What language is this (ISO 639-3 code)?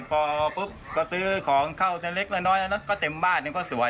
tha